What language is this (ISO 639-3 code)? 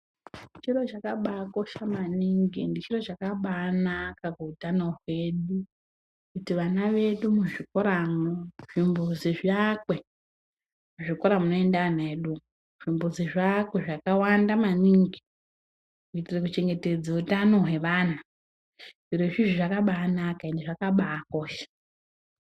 ndc